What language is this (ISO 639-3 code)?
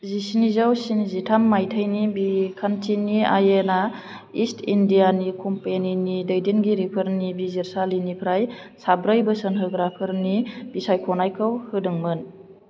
brx